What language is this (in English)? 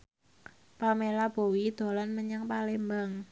Javanese